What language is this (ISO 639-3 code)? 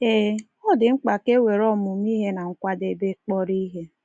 ibo